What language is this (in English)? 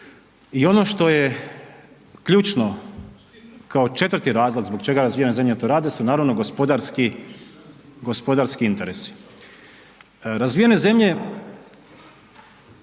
Croatian